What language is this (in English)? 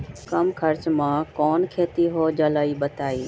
Magahi